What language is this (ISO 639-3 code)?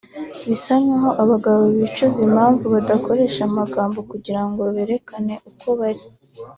kin